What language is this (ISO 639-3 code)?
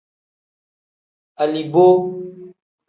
kdh